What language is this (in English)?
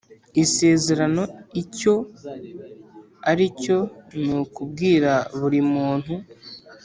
Kinyarwanda